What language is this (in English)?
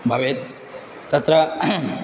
Sanskrit